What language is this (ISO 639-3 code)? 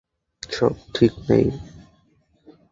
ben